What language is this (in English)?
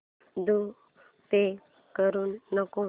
Marathi